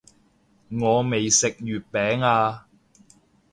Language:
Cantonese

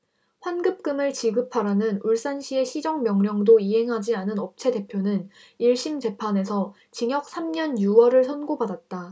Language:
Korean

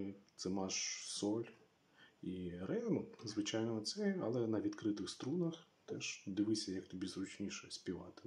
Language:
Ukrainian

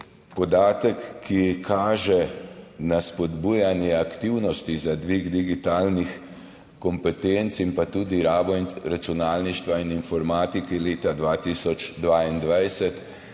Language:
Slovenian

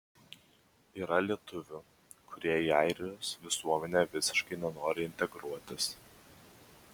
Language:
Lithuanian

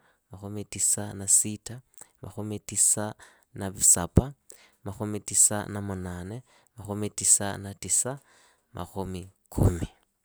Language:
Idakho-Isukha-Tiriki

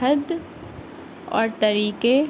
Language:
Urdu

